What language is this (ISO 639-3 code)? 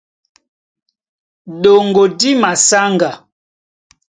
dua